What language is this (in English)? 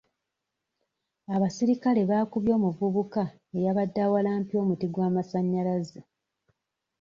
Ganda